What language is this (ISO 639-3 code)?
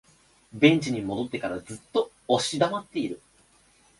jpn